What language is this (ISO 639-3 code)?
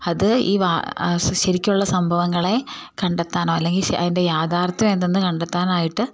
mal